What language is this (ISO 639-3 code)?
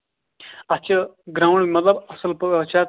kas